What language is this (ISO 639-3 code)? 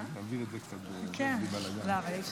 heb